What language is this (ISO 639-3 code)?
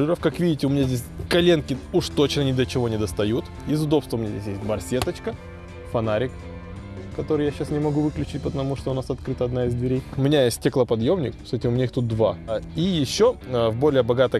rus